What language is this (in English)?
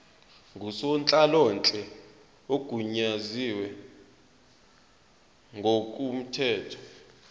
Zulu